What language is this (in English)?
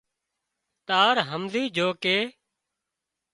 Wadiyara Koli